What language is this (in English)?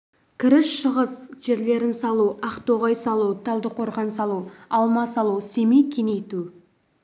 Kazakh